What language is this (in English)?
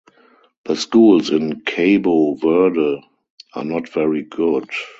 English